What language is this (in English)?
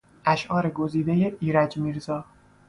Persian